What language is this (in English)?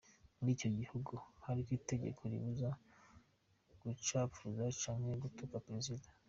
Kinyarwanda